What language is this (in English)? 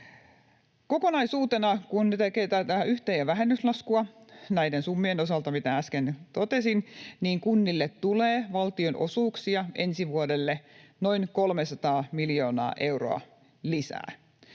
Finnish